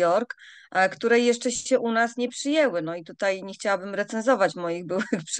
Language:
Polish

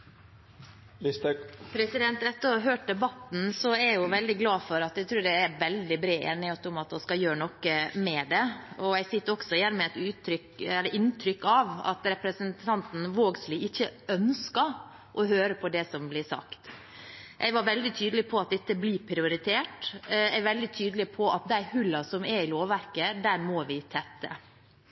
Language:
Norwegian Bokmål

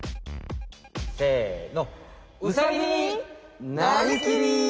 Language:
Japanese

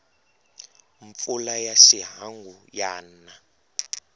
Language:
Tsonga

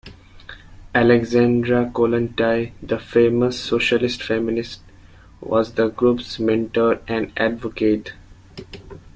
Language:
English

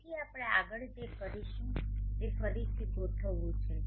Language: Gujarati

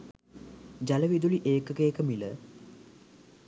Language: Sinhala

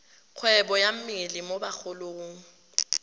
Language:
Tswana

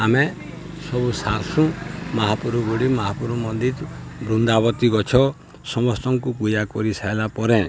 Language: Odia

